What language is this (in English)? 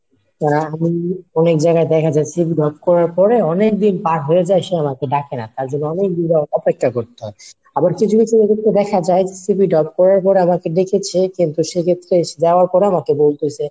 Bangla